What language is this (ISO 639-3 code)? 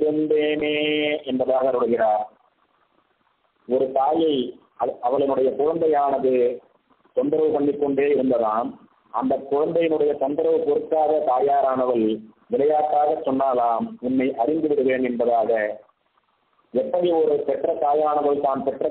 ara